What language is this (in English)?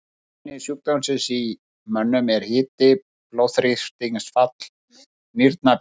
Icelandic